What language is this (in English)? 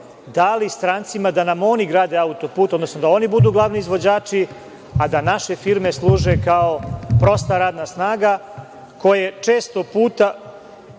Serbian